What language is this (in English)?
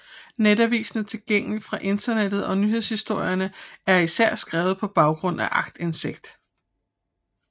Danish